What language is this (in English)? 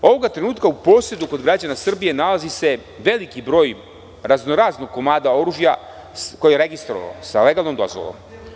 Serbian